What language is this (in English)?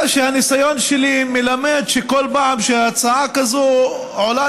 Hebrew